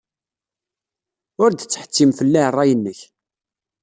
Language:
Kabyle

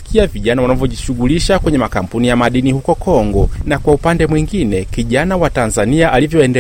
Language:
Swahili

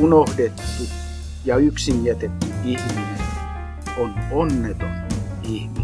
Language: Finnish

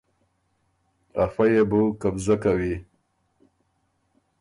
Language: Ormuri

